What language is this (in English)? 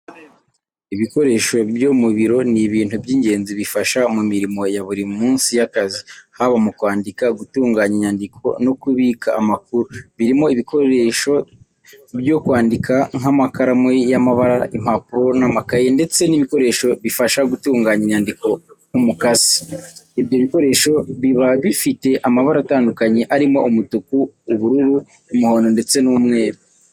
Kinyarwanda